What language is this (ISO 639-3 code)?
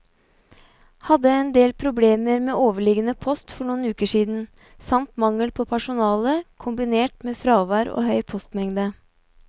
nor